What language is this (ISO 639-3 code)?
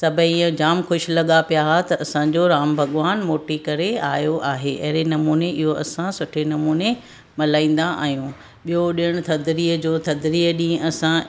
snd